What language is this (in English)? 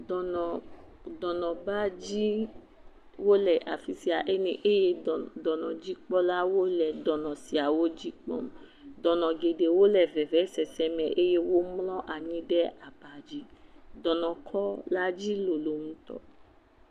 Ewe